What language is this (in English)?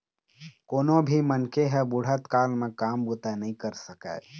Chhattisgarhi